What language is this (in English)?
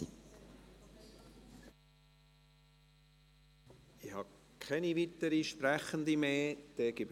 Swiss German